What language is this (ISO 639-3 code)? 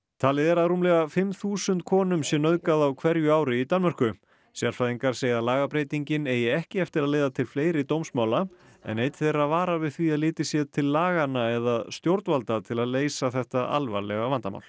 isl